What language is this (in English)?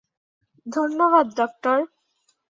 Bangla